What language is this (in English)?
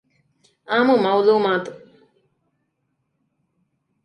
Divehi